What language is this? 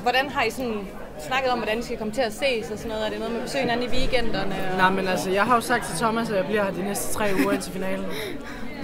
Danish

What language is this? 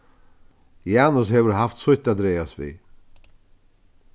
Faroese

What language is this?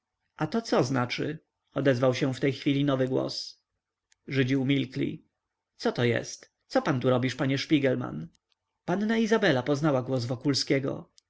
Polish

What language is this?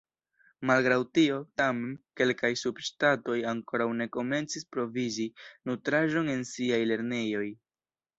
Esperanto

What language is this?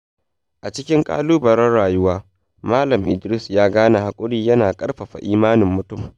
Hausa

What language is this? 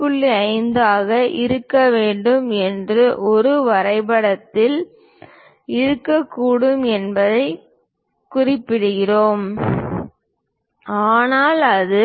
Tamil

